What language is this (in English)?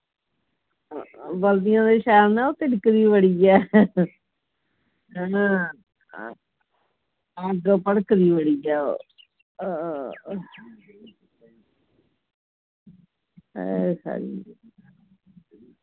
Dogri